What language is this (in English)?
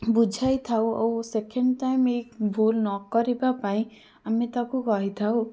Odia